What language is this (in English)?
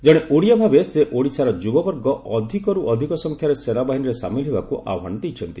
Odia